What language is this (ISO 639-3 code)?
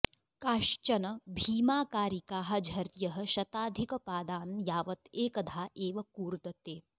san